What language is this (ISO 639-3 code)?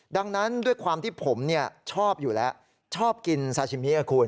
tha